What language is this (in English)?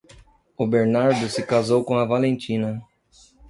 Portuguese